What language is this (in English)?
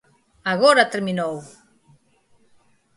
Galician